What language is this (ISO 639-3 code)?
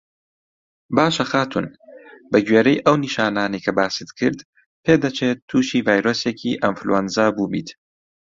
ckb